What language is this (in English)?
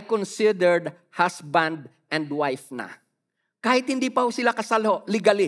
Filipino